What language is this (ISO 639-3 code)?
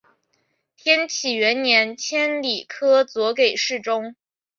zho